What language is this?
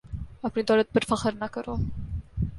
Urdu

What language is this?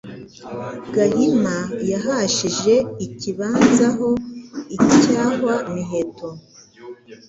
Kinyarwanda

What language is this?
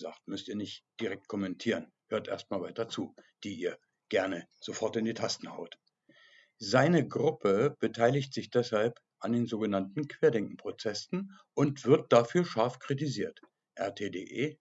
German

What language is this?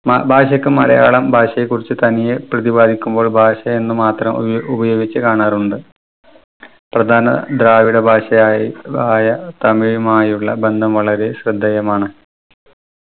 Malayalam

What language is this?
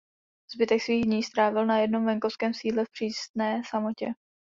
Czech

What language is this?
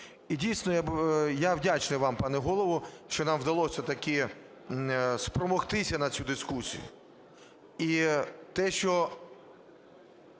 Ukrainian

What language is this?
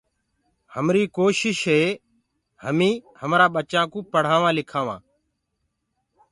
Gurgula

